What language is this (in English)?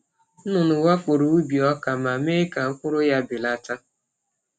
Igbo